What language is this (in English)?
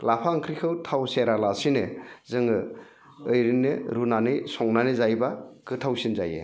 Bodo